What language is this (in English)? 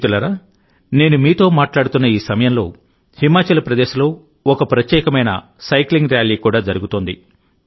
Telugu